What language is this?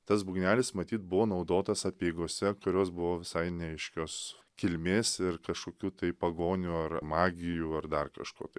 Lithuanian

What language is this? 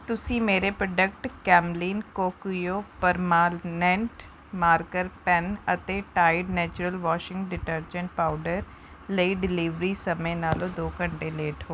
Punjabi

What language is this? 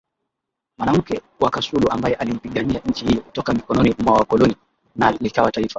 Swahili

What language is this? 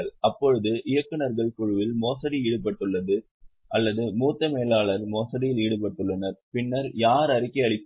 Tamil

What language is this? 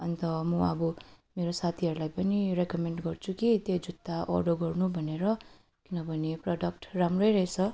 Nepali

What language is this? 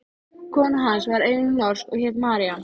Icelandic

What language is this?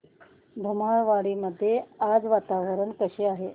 Marathi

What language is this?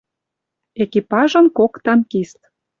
Western Mari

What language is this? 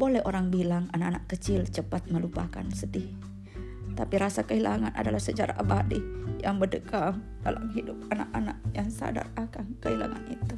Indonesian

